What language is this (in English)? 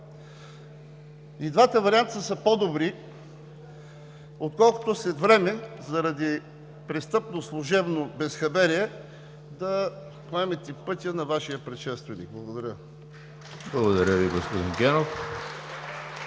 Bulgarian